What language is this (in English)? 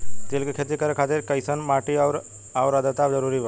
Bhojpuri